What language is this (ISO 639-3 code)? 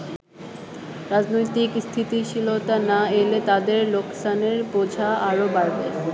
ben